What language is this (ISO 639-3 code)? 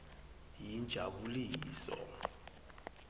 ssw